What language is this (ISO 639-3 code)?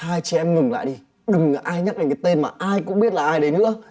vie